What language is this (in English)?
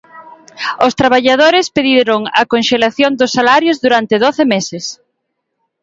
Galician